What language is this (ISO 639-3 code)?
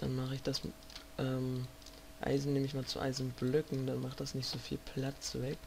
deu